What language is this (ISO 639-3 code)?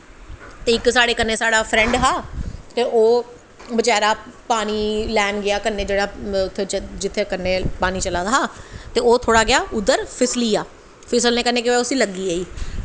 doi